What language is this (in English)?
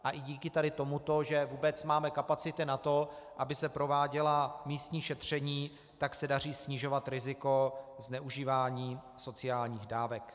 Czech